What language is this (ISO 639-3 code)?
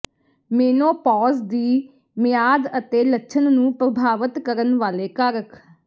pan